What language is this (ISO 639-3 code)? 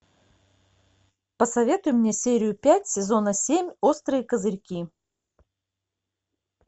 rus